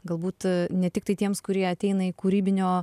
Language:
Lithuanian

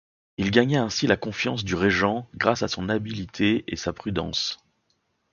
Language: French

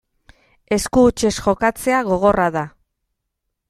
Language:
Basque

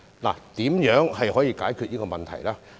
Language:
Cantonese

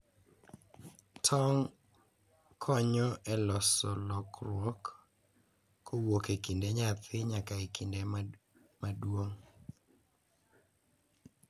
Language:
Luo (Kenya and Tanzania)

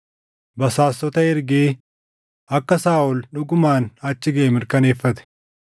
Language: Oromo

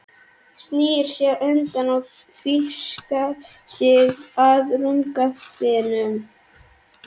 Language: Icelandic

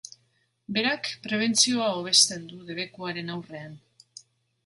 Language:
Basque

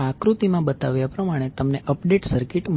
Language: Gujarati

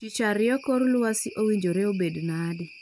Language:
Luo (Kenya and Tanzania)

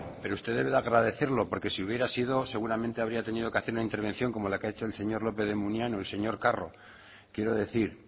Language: Spanish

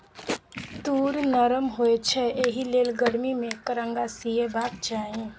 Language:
Maithili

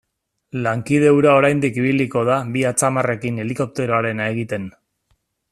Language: Basque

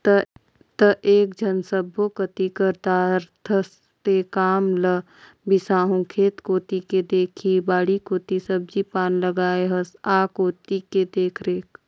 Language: Chhattisgarhi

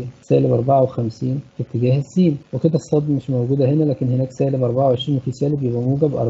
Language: Arabic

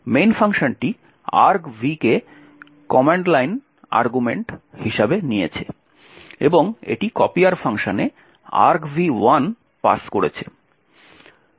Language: Bangla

